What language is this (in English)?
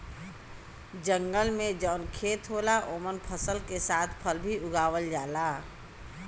Bhojpuri